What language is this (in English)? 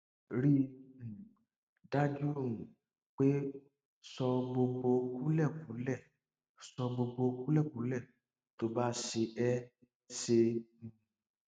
Yoruba